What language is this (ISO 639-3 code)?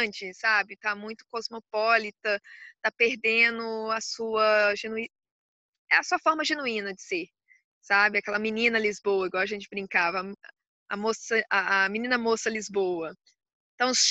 por